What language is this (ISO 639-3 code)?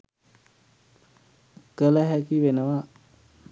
sin